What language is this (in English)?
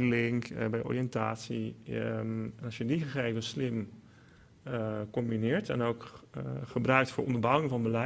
Dutch